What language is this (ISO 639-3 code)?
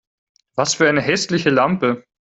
deu